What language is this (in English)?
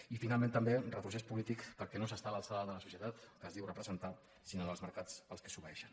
Catalan